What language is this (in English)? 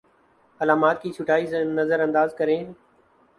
Urdu